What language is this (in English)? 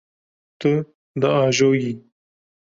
Kurdish